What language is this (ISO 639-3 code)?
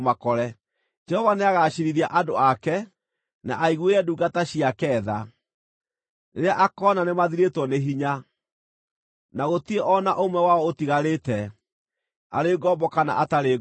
kik